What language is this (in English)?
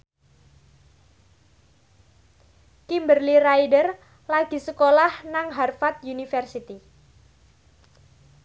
Javanese